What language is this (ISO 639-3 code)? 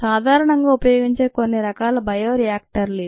tel